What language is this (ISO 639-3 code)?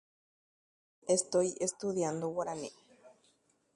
grn